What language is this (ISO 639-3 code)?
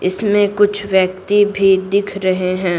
hin